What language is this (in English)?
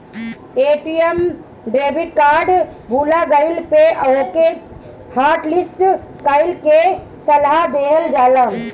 Bhojpuri